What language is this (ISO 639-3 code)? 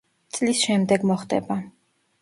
kat